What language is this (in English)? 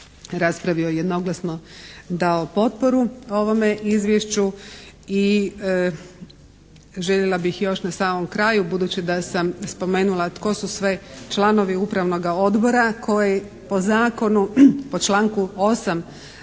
Croatian